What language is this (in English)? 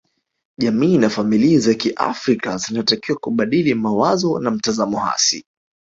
Swahili